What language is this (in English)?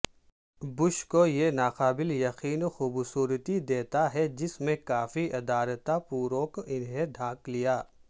Urdu